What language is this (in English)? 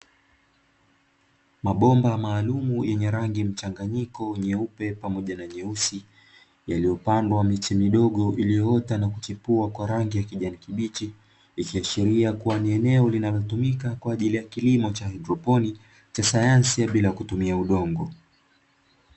Swahili